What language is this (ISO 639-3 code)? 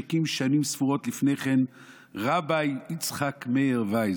heb